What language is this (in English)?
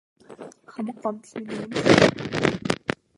Mongolian